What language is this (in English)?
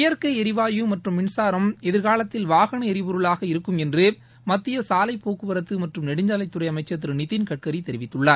Tamil